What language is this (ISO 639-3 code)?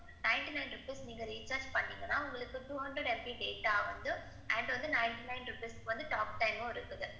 tam